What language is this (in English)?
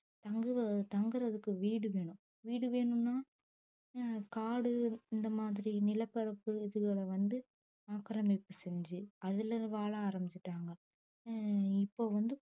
Tamil